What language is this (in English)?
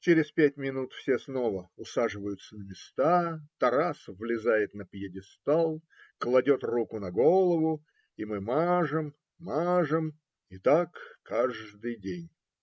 Russian